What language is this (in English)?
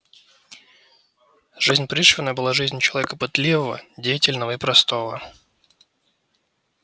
Russian